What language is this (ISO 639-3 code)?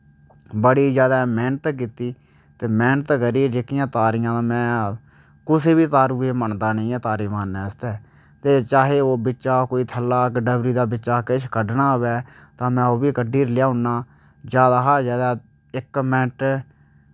doi